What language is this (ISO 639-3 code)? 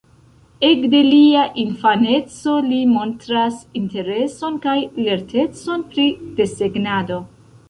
epo